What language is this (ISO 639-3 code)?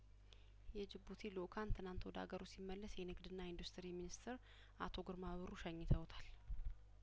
amh